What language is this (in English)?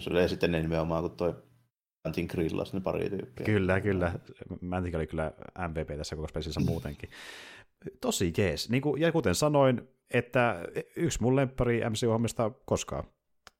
Finnish